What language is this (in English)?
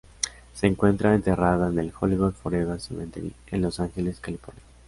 Spanish